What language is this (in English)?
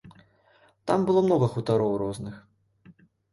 Belarusian